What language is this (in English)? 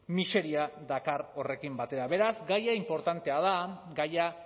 Basque